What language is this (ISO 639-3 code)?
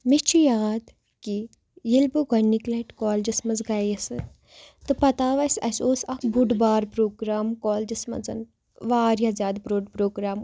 kas